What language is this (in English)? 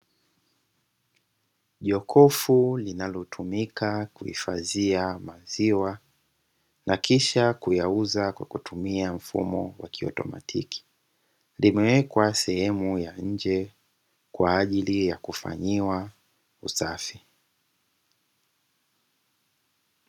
Swahili